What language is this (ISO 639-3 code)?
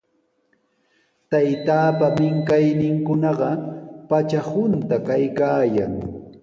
qws